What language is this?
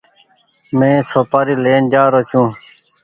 Goaria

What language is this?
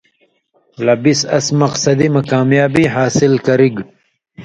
Indus Kohistani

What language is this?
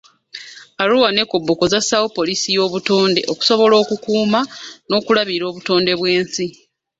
Ganda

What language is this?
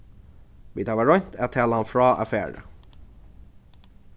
Faroese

